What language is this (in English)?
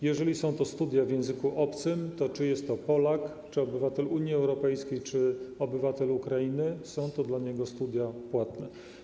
Polish